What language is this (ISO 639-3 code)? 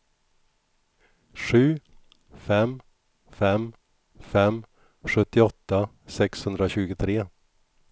swe